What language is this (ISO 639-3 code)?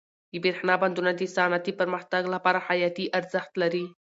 pus